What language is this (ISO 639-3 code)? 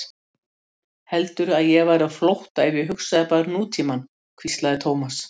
isl